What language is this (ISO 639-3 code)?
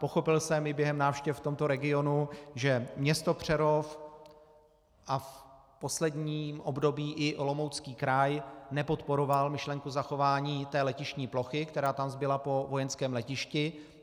ces